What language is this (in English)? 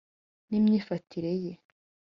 Kinyarwanda